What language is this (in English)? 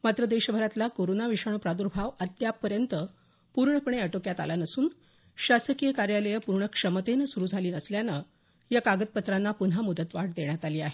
Marathi